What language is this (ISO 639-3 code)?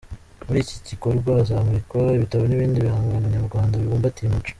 kin